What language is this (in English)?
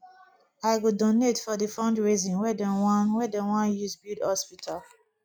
Nigerian Pidgin